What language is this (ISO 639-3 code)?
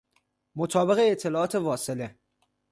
fas